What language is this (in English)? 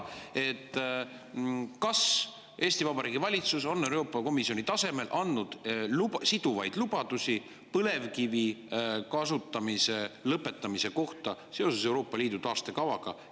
Estonian